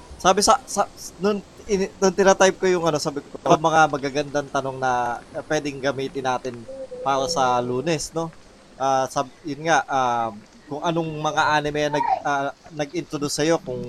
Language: Filipino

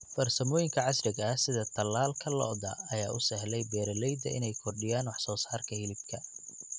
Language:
Somali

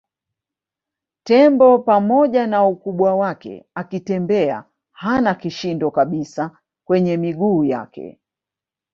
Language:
Swahili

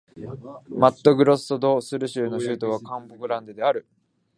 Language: Japanese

